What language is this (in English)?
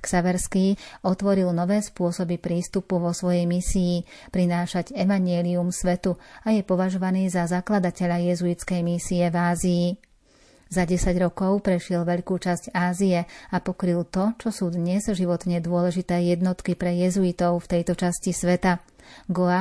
Slovak